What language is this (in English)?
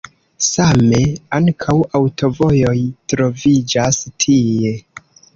Esperanto